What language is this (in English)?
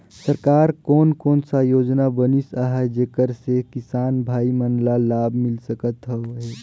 Chhattisgarhi